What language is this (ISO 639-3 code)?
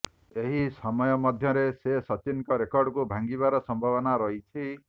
ori